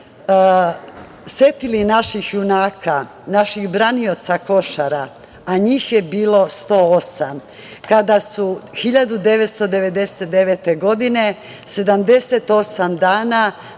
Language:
Serbian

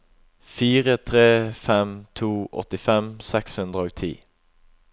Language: Norwegian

